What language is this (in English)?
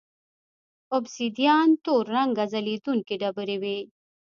Pashto